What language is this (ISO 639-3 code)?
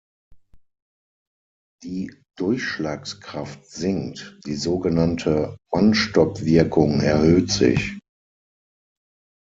deu